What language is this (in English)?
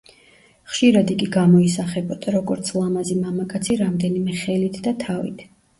Georgian